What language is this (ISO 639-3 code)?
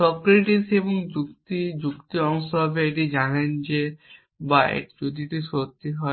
ben